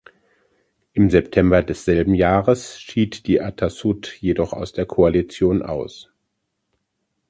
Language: German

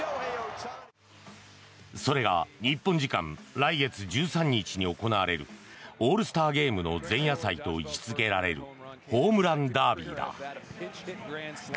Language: Japanese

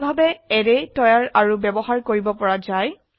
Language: Assamese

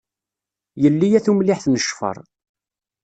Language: Kabyle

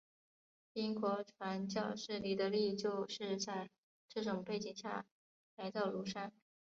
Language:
Chinese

